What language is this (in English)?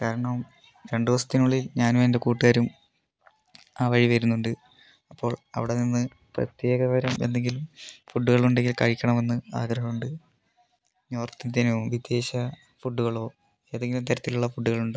Malayalam